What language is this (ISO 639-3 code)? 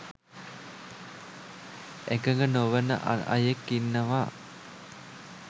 sin